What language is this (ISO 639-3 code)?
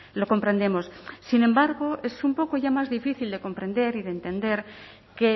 spa